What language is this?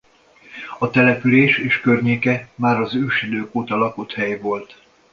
Hungarian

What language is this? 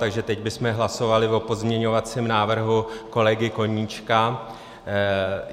Czech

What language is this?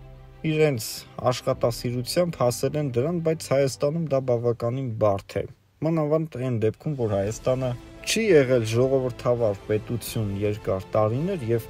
Romanian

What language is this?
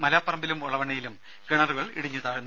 Malayalam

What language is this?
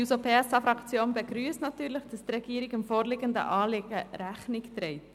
Swiss German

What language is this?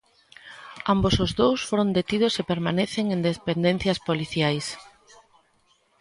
Galician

